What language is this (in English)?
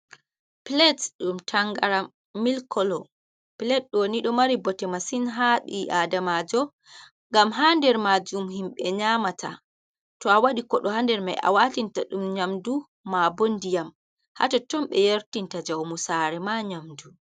Fula